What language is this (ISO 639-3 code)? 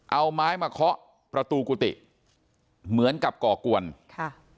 tha